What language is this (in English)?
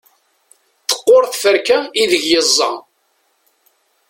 Kabyle